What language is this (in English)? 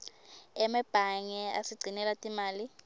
Swati